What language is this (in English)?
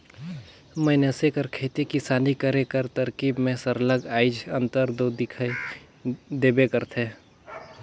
Chhattisgarhi